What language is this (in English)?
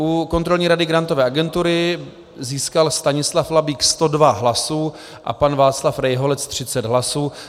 Czech